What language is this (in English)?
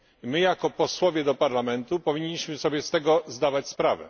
Polish